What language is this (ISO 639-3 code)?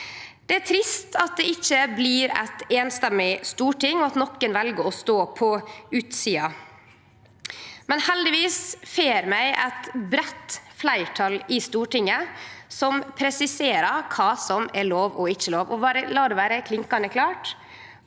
nor